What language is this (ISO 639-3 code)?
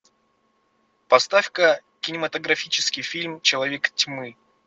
rus